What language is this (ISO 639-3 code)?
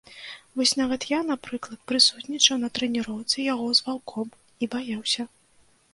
bel